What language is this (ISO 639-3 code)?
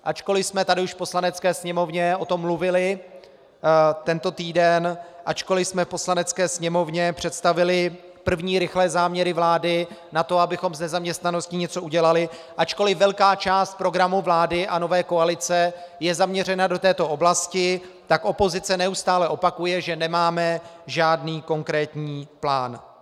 ces